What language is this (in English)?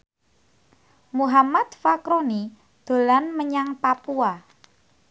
Javanese